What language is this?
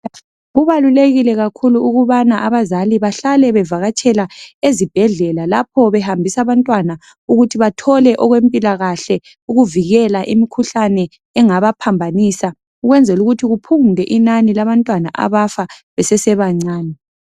North Ndebele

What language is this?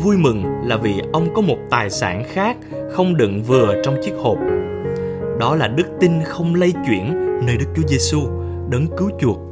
Vietnamese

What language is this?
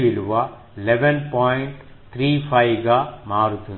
Telugu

